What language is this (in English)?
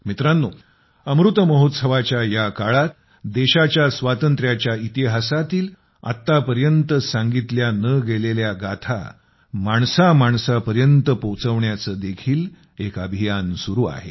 Marathi